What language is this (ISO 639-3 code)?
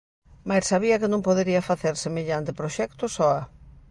glg